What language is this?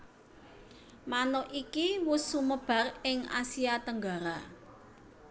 Javanese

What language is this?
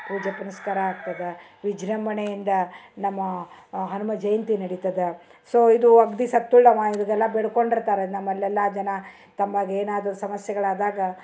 Kannada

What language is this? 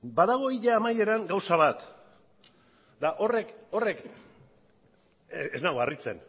Basque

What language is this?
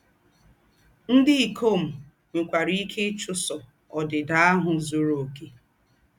Igbo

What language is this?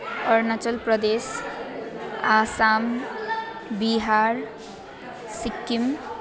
Nepali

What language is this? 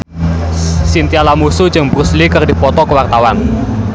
Sundanese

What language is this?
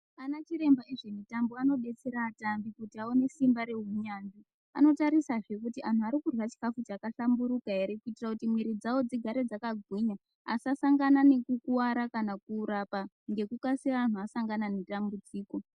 Ndau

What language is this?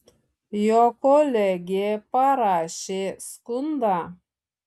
Lithuanian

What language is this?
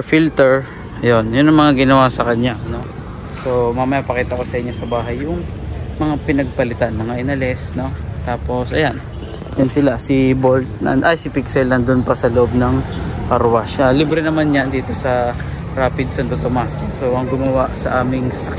Filipino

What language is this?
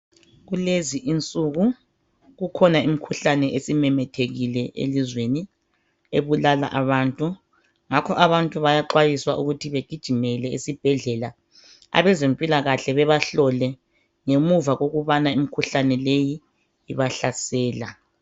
North Ndebele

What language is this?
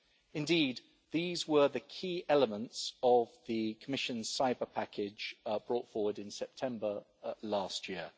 English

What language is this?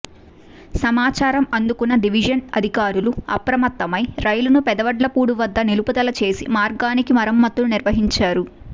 Telugu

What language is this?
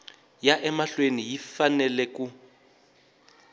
Tsonga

